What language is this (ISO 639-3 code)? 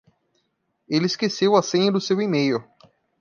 por